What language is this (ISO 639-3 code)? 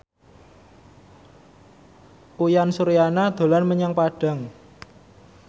jav